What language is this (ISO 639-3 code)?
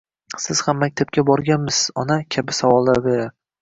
uzb